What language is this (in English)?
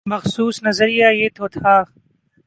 Urdu